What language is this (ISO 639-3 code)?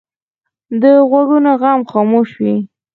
pus